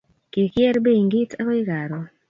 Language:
Kalenjin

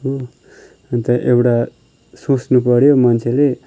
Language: Nepali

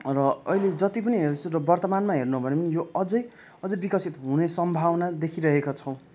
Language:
Nepali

